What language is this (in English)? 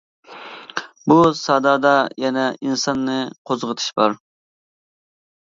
Uyghur